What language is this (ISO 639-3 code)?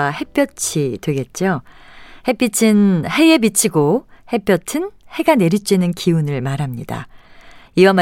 kor